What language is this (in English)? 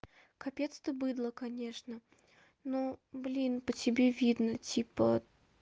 Russian